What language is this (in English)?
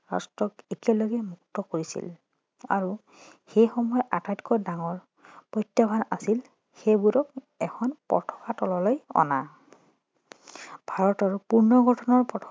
Assamese